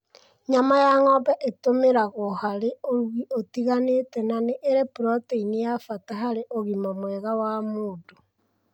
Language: Kikuyu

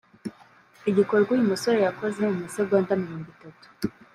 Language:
Kinyarwanda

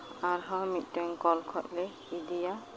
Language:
Santali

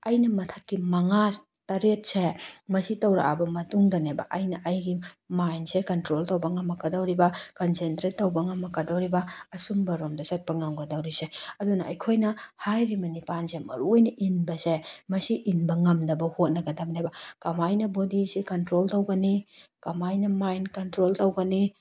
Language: Manipuri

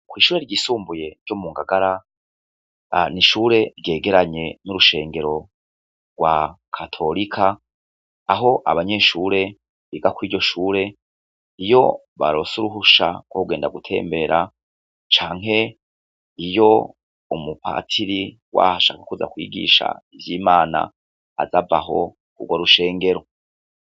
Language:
Rundi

